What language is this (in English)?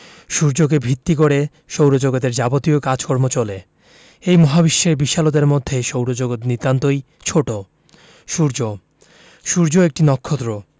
Bangla